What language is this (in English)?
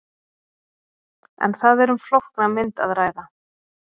Icelandic